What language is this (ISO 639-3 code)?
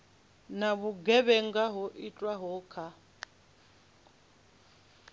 ven